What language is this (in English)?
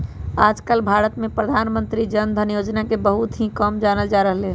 Magahi